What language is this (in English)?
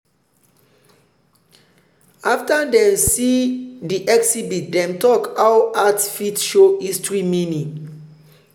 Nigerian Pidgin